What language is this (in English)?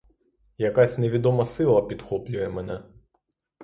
Ukrainian